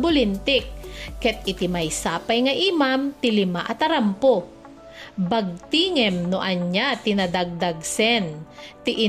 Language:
Filipino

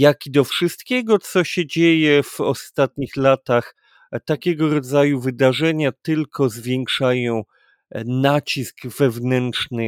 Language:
Polish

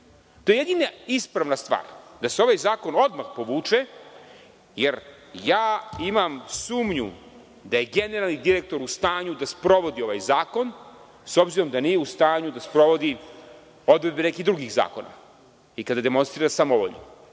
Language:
Serbian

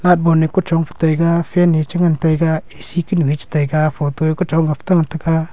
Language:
Wancho Naga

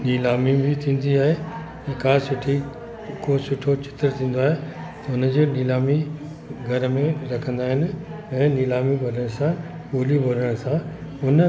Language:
Sindhi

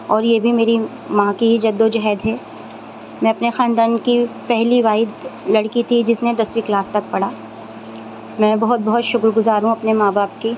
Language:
Urdu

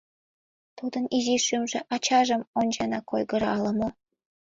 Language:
Mari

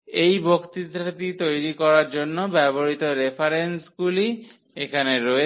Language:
Bangla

